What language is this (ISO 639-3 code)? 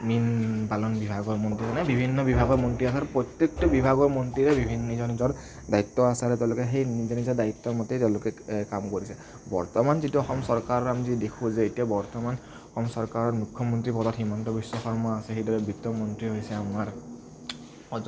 asm